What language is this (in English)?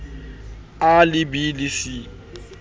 Southern Sotho